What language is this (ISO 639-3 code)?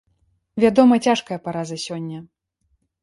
bel